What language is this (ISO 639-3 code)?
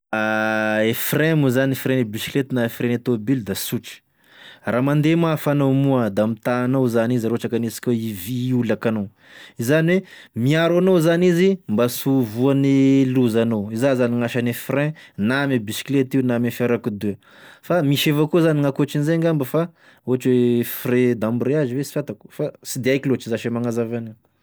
tkg